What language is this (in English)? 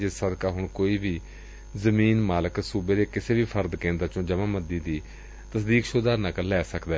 Punjabi